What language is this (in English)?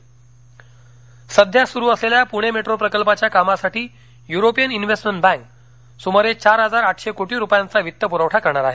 Marathi